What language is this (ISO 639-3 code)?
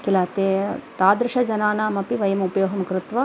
san